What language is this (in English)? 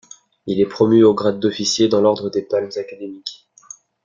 French